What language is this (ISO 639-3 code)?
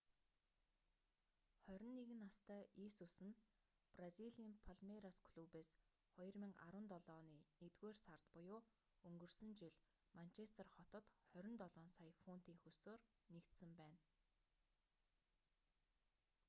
mon